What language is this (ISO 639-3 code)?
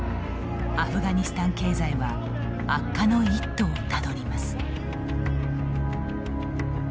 jpn